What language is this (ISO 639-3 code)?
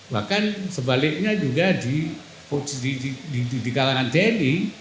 ind